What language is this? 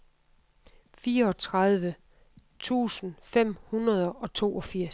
Danish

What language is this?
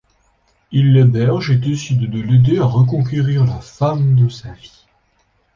French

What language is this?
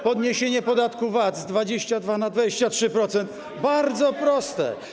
Polish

